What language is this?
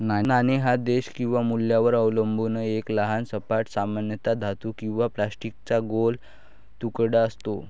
Marathi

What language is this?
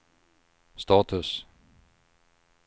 Swedish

